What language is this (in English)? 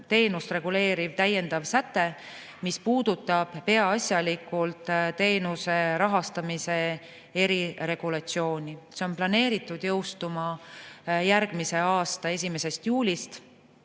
Estonian